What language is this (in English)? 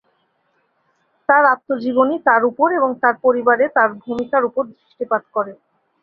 Bangla